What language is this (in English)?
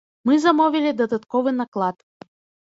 Belarusian